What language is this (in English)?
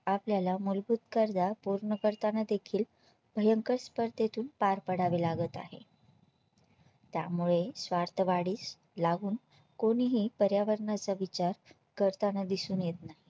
Marathi